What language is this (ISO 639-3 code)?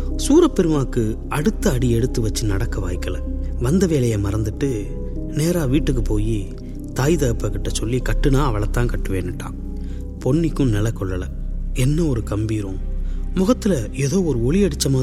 tam